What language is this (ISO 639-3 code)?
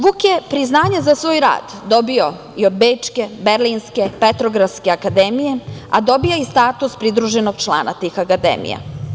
srp